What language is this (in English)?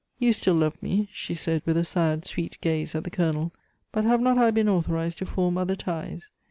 English